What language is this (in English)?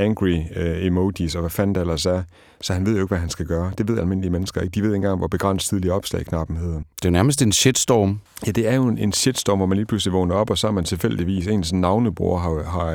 Danish